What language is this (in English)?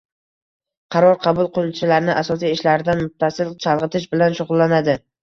Uzbek